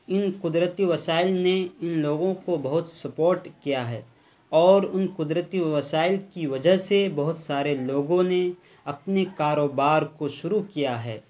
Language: Urdu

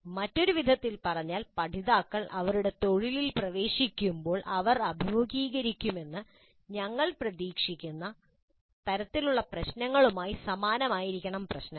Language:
Malayalam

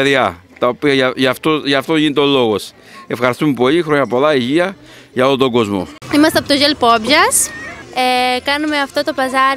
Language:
Greek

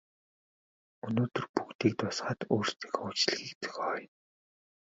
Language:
Mongolian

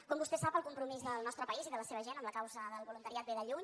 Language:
Catalan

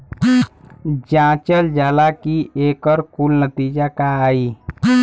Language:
Bhojpuri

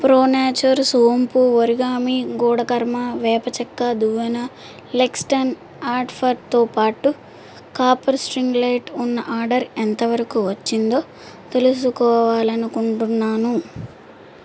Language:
Telugu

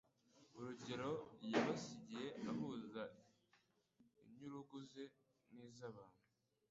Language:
Kinyarwanda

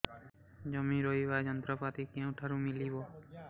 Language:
Odia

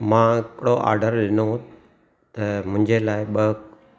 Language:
Sindhi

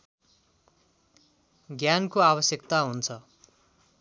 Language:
Nepali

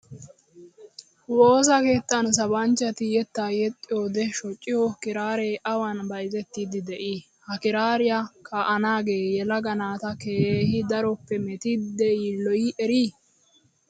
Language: Wolaytta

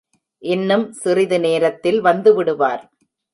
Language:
Tamil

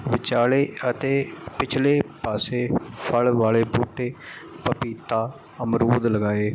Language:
Punjabi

